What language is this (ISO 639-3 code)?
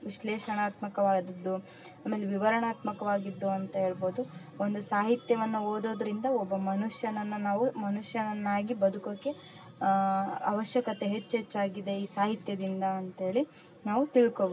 kan